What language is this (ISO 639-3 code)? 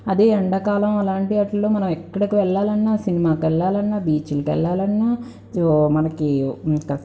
tel